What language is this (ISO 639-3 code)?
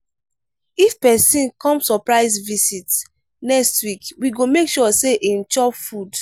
pcm